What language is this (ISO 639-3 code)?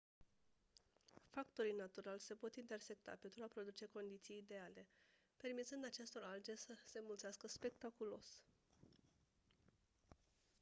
ron